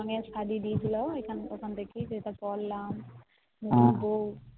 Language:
Bangla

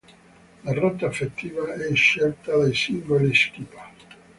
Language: Italian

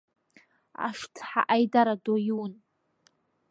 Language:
Abkhazian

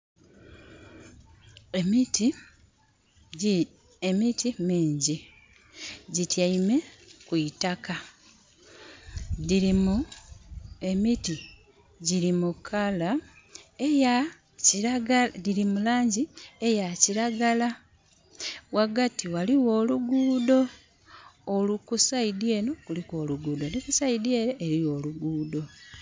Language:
Soga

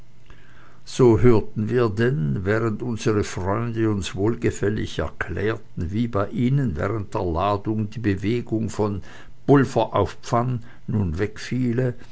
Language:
German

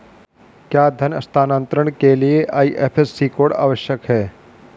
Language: Hindi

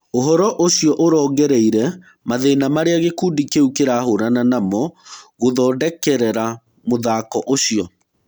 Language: Kikuyu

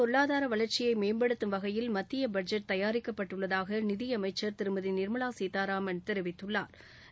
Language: Tamil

